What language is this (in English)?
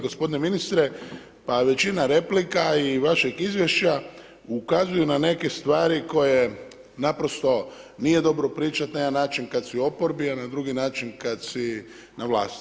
Croatian